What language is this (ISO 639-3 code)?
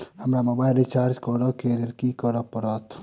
mai